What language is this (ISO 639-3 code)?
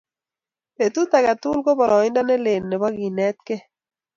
kln